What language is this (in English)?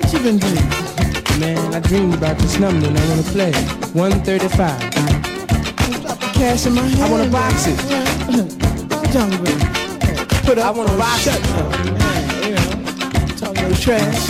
English